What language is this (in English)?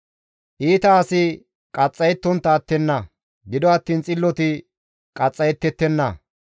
Gamo